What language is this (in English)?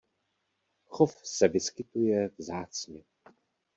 Czech